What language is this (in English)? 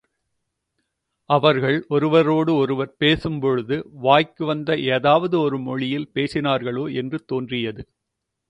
Tamil